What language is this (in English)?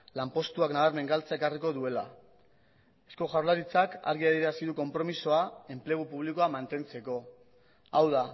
Basque